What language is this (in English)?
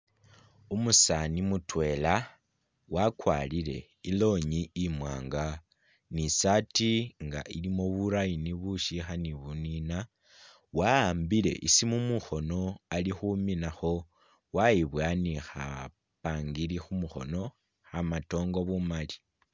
Masaaba